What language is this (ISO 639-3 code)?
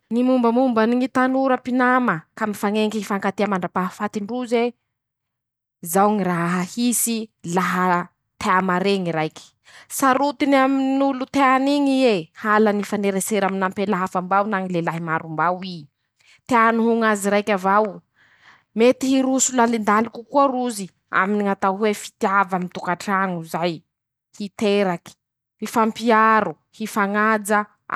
msh